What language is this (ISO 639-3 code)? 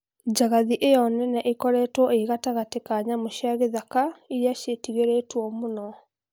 kik